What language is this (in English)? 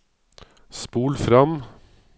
Norwegian